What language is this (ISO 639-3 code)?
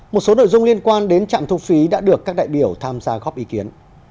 vie